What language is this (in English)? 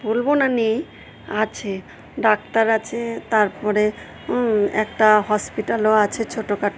Bangla